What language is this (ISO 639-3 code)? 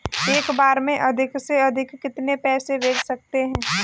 hin